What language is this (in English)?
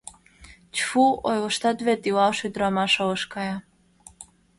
Mari